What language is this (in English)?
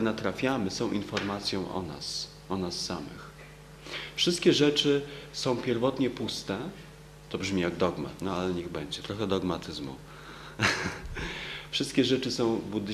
Polish